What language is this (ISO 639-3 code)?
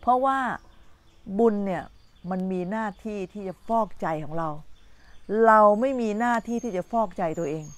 tha